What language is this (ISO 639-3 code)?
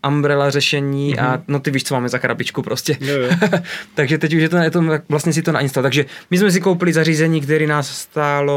ces